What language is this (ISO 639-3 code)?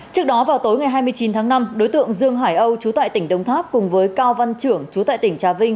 vie